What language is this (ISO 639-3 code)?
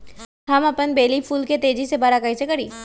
mag